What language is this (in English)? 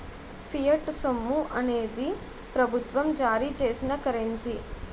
Telugu